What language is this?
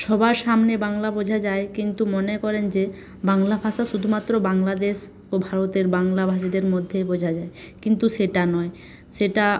Bangla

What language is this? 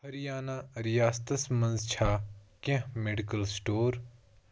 Kashmiri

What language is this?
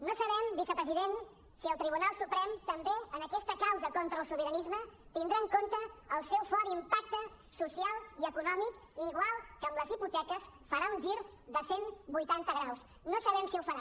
Catalan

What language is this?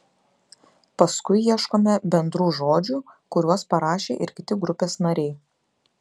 Lithuanian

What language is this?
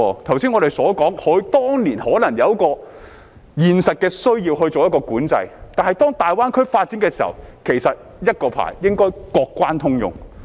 Cantonese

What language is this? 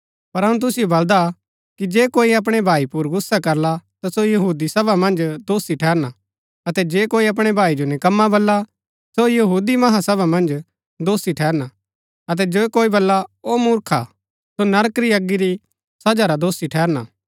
Gaddi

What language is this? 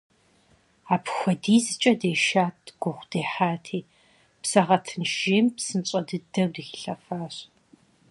Kabardian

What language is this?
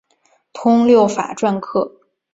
Chinese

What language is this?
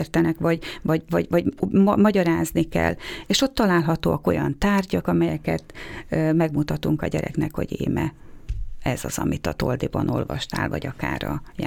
Hungarian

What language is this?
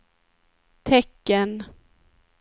Swedish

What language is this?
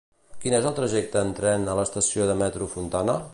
Catalan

